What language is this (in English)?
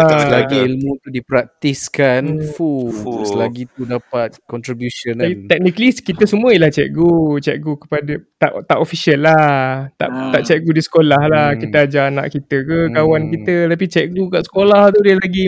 Malay